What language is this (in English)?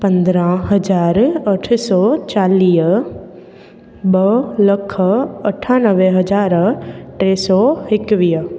Sindhi